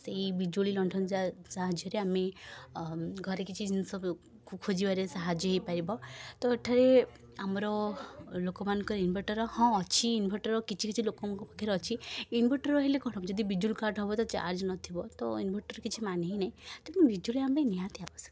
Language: Odia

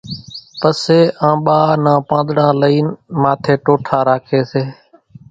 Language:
Kachi Koli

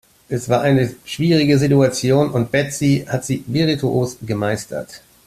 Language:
German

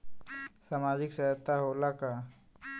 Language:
Bhojpuri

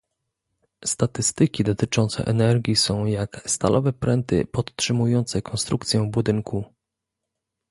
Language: Polish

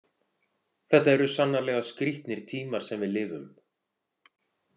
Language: Icelandic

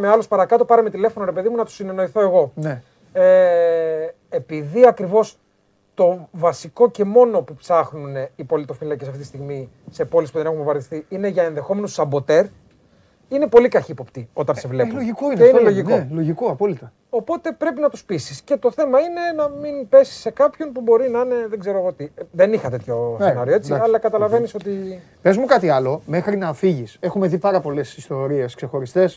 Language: Greek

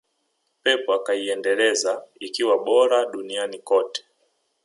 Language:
Swahili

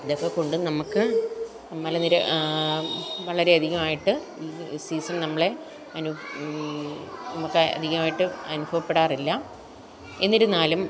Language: Malayalam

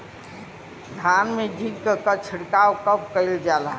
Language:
Bhojpuri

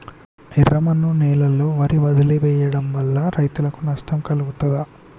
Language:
Telugu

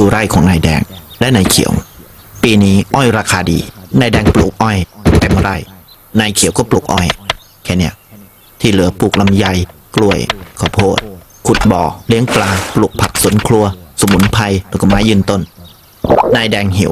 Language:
Thai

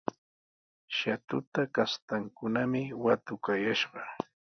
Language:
Sihuas Ancash Quechua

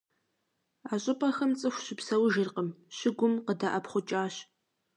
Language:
Kabardian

